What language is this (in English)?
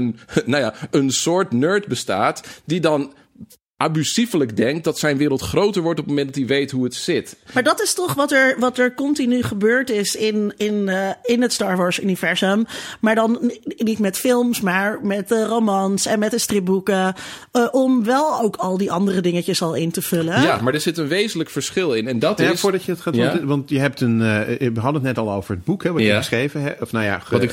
Dutch